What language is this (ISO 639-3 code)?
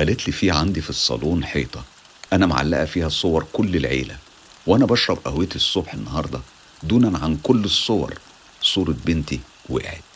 ara